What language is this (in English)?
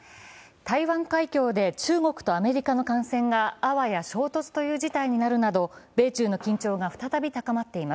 Japanese